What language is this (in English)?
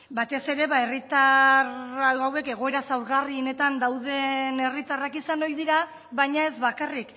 Basque